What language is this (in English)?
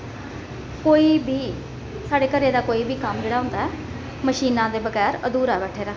Dogri